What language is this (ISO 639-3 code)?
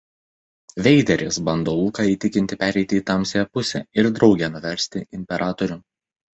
lit